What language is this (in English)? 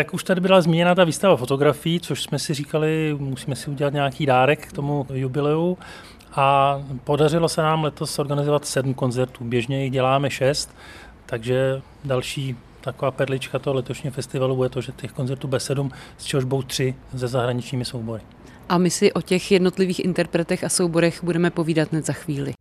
Czech